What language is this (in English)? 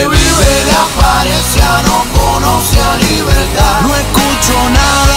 Italian